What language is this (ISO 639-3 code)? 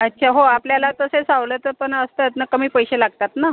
mar